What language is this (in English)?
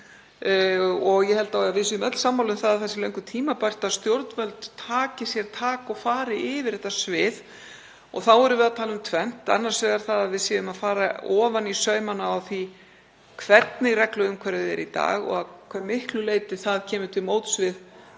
Icelandic